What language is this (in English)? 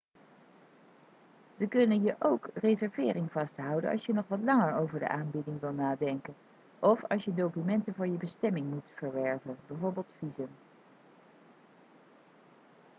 Dutch